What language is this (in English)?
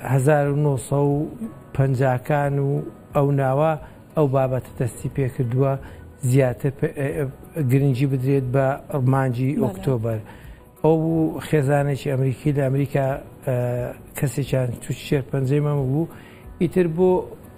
Arabic